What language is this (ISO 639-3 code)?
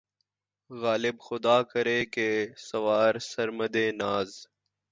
urd